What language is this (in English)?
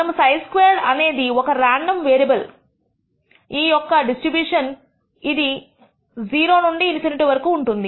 Telugu